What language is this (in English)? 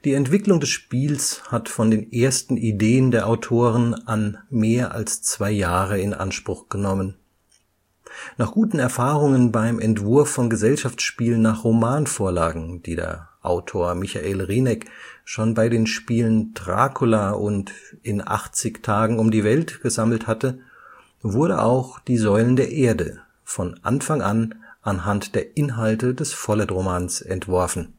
German